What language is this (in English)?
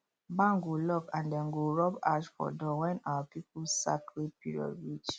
Nigerian Pidgin